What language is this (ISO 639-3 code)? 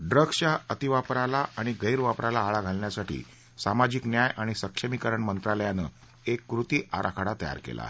mar